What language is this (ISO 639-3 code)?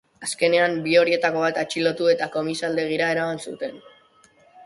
eus